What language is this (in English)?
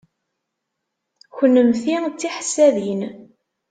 Kabyle